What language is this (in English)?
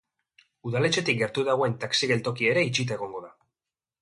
Basque